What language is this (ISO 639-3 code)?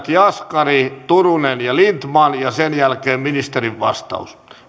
fin